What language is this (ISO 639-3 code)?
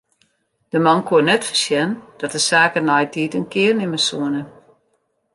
fry